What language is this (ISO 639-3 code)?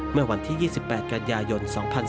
tha